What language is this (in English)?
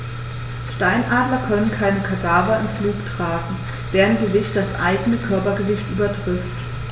German